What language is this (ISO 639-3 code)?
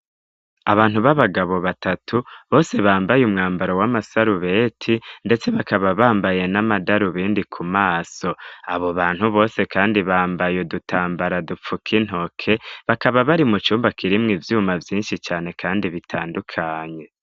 run